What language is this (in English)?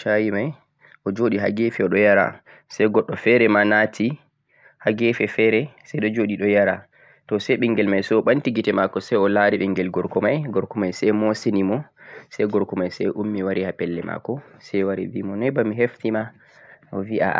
Central-Eastern Niger Fulfulde